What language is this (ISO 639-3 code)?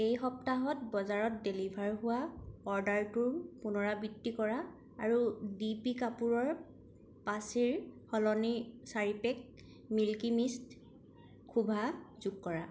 asm